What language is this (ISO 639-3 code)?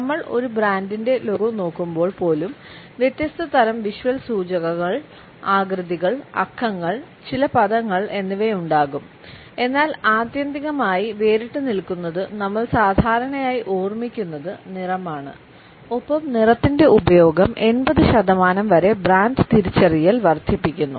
mal